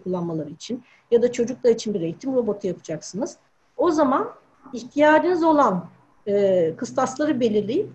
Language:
Turkish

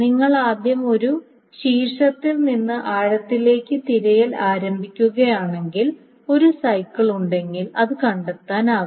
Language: Malayalam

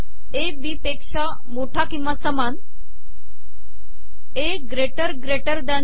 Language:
Marathi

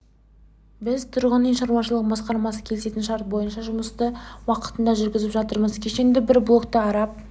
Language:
Kazakh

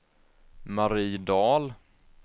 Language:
Swedish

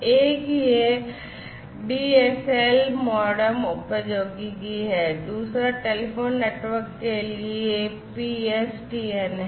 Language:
Hindi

